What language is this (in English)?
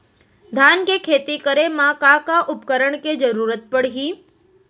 Chhattisgarhi